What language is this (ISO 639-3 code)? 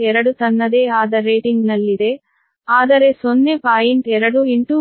kan